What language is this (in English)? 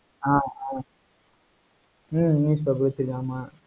Tamil